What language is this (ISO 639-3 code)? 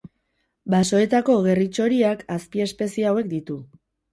eus